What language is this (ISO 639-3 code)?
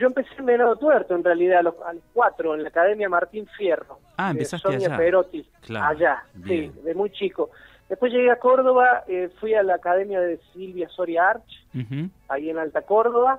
spa